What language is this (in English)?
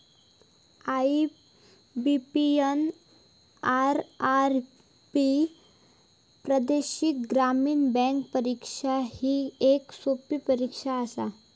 Marathi